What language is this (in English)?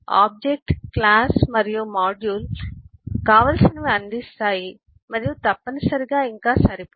Telugu